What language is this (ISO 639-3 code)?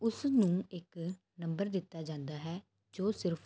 pan